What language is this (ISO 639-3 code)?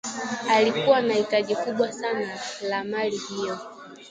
swa